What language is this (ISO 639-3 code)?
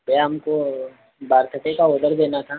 hin